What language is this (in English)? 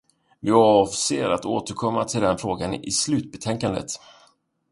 Swedish